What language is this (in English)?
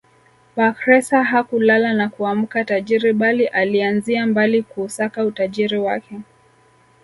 Swahili